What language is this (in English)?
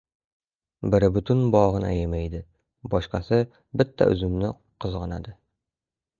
Uzbek